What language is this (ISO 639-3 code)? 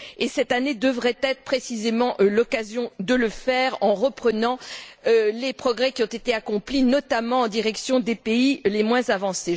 fra